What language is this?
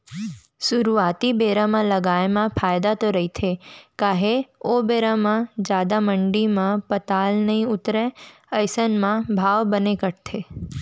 Chhattisgarhi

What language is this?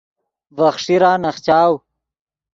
Yidgha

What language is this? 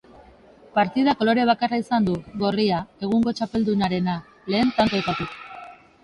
Basque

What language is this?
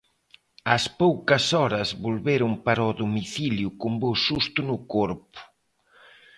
Galician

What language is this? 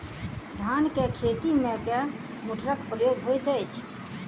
Maithili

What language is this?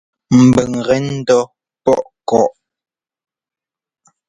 Ngomba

